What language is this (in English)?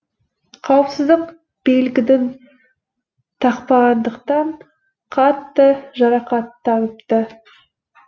Kazakh